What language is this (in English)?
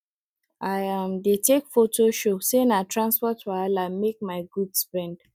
Nigerian Pidgin